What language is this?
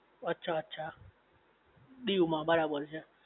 Gujarati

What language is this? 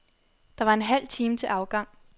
Danish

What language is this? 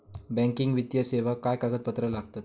Marathi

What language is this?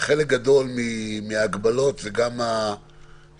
Hebrew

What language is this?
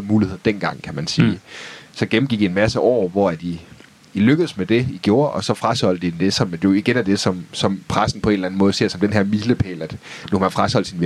Danish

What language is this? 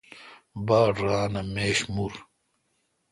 Kalkoti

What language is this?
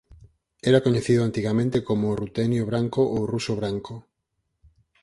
Galician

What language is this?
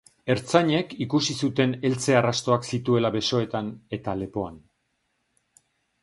Basque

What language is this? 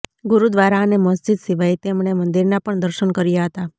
Gujarati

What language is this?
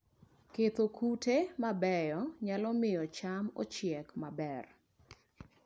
Luo (Kenya and Tanzania)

